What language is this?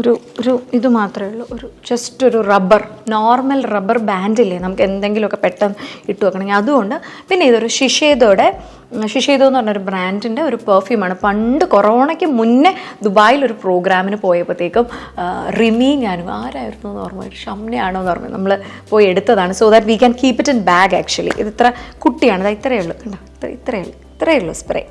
Malayalam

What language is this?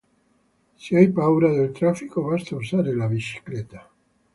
Italian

